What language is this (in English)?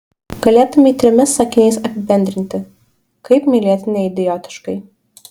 Lithuanian